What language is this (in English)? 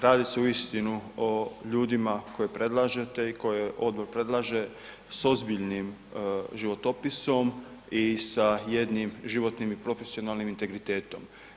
Croatian